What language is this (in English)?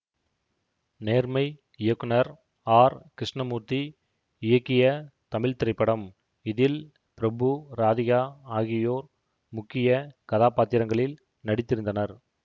Tamil